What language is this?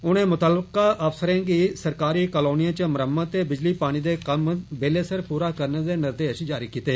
Dogri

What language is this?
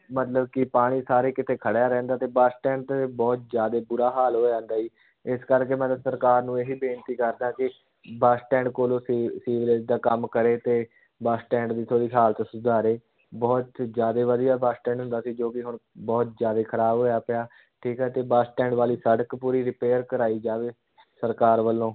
Punjabi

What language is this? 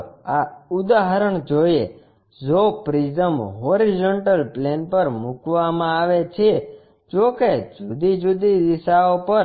Gujarati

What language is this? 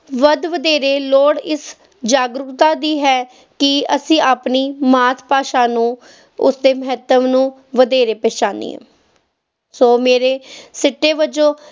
Punjabi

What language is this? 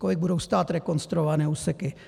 Czech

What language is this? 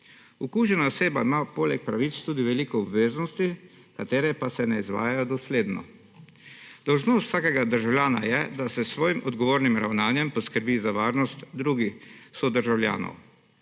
Slovenian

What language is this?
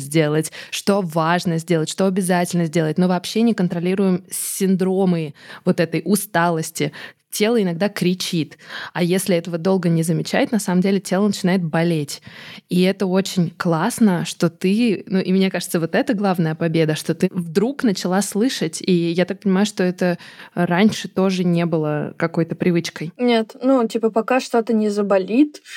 Russian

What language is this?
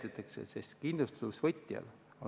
Estonian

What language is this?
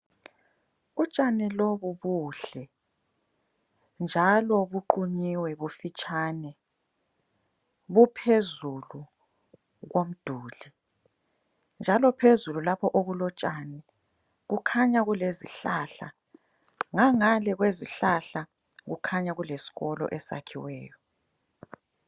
North Ndebele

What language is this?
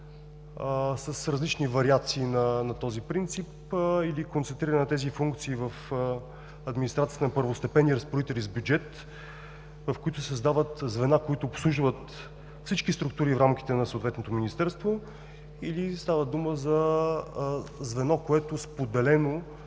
Bulgarian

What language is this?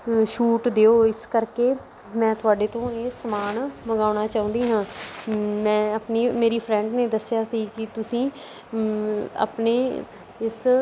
Punjabi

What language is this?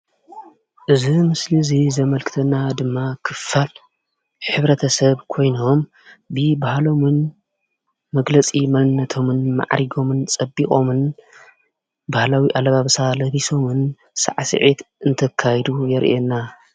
Tigrinya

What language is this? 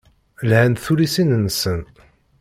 Kabyle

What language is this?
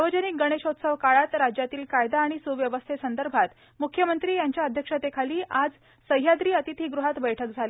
Marathi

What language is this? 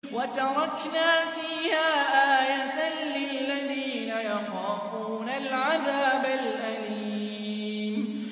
Arabic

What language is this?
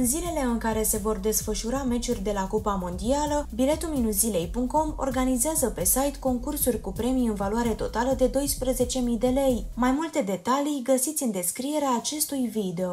Romanian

